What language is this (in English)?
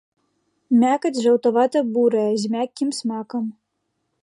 Belarusian